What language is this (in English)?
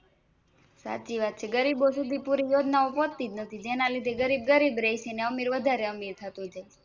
Gujarati